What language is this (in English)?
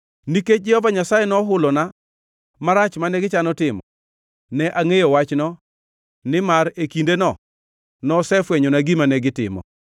Luo (Kenya and Tanzania)